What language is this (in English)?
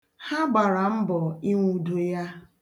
Igbo